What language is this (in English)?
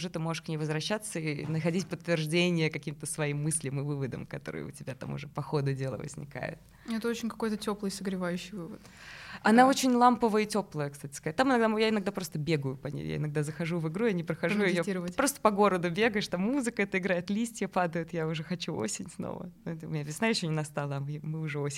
Russian